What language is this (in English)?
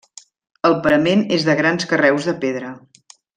Catalan